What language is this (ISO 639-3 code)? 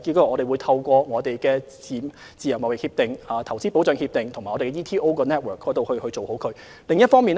yue